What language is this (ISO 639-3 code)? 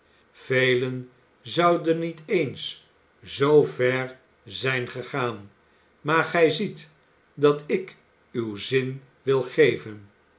nld